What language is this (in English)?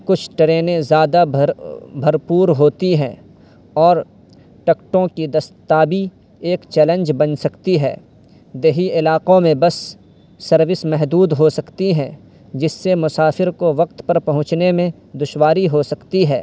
Urdu